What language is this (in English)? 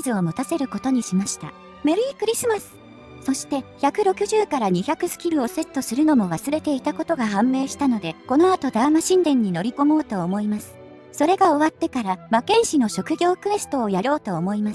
Japanese